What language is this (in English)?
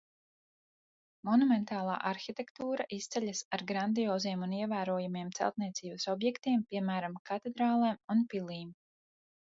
Latvian